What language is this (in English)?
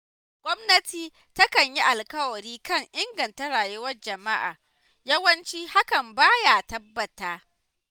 Hausa